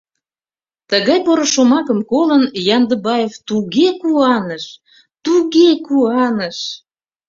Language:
Mari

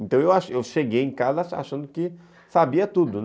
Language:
Portuguese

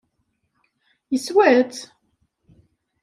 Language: Kabyle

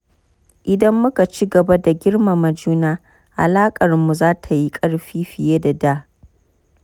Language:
Hausa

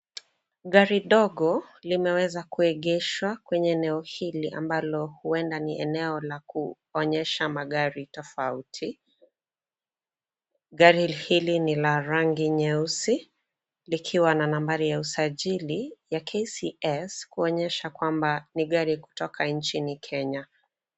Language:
Swahili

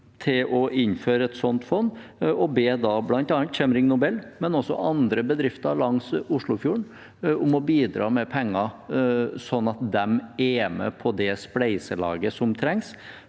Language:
Norwegian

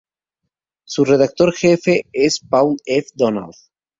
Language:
Spanish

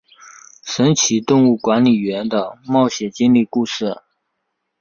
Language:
Chinese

